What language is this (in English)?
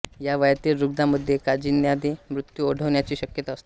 Marathi